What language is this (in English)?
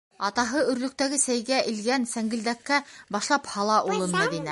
Bashkir